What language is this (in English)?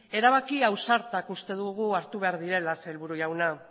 Basque